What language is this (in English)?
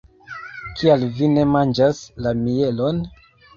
Esperanto